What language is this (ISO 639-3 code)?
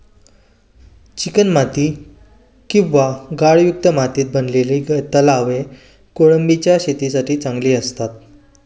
mar